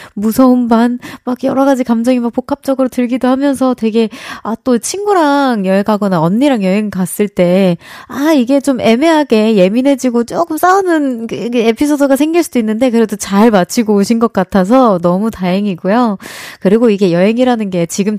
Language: Korean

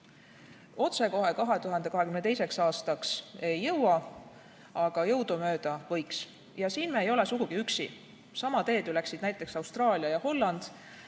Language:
Estonian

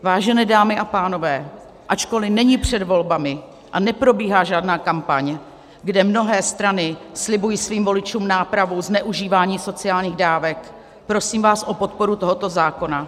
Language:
Czech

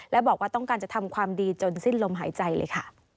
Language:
Thai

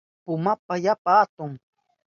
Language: Southern Pastaza Quechua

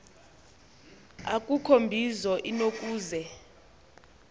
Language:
Xhosa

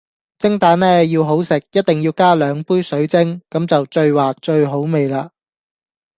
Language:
Cantonese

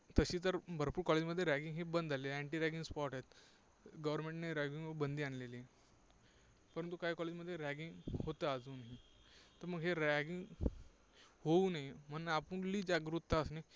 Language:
Marathi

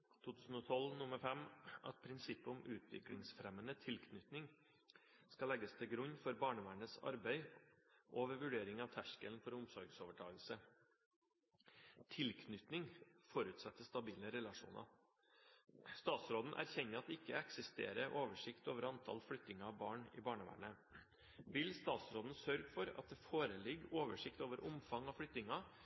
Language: Norwegian Bokmål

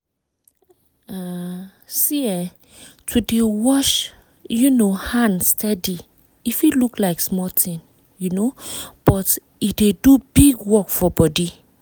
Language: Nigerian Pidgin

